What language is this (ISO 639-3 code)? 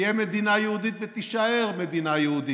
heb